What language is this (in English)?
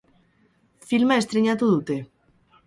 Basque